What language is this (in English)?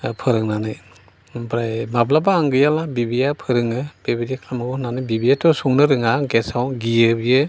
Bodo